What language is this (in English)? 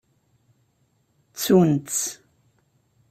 Kabyle